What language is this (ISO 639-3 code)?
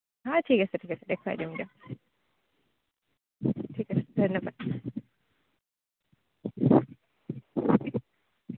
asm